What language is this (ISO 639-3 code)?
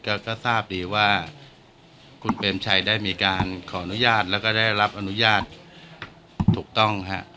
tha